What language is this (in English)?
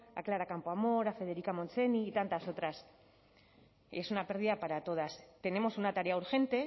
Spanish